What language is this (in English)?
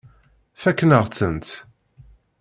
Kabyle